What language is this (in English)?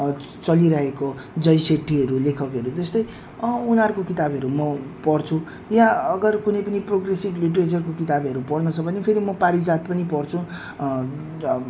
Nepali